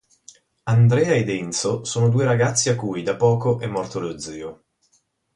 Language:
Italian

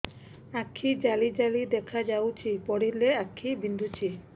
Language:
Odia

